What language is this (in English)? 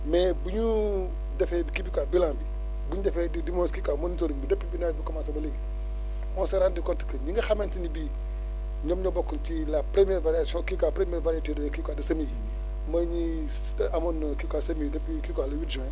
Wolof